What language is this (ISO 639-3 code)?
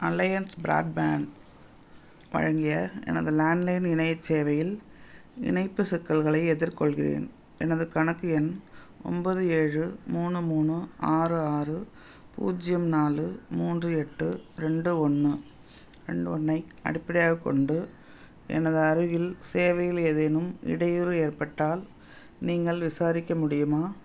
tam